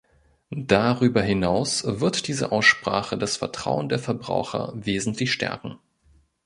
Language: German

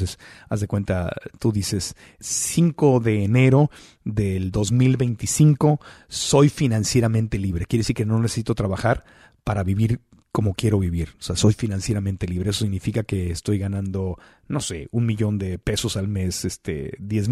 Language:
Spanish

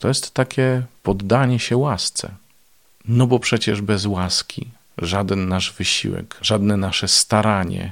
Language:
Polish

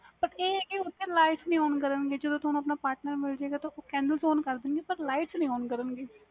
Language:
Punjabi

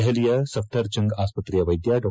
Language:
Kannada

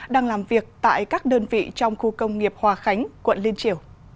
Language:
Vietnamese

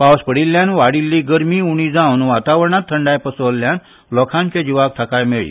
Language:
Konkani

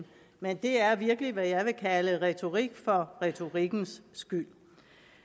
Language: Danish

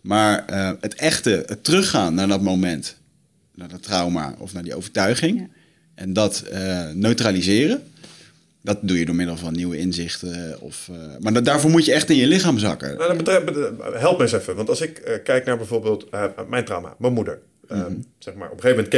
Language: Dutch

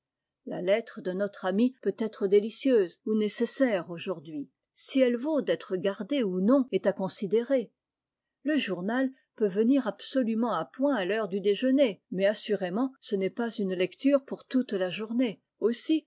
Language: French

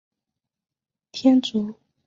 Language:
Chinese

